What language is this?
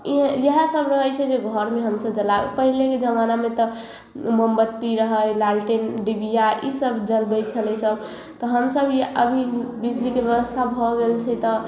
Maithili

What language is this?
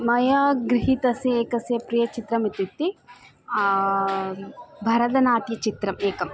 Sanskrit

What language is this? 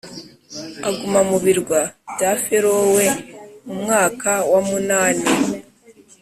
Kinyarwanda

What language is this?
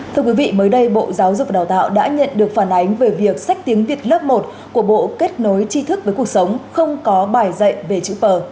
Vietnamese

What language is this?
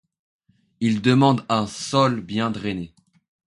French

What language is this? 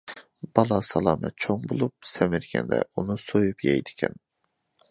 Uyghur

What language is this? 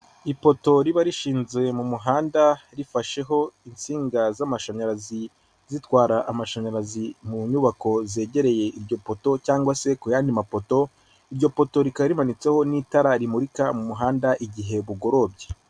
Kinyarwanda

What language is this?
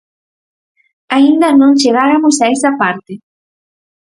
Galician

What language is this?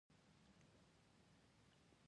Pashto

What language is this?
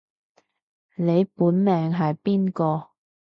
Cantonese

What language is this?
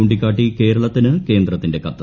Malayalam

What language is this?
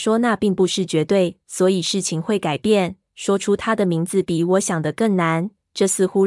Chinese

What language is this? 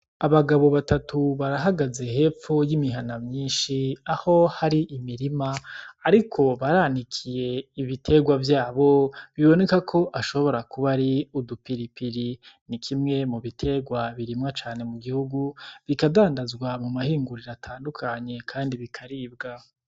Rundi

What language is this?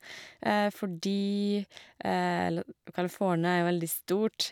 Norwegian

